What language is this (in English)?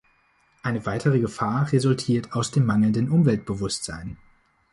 German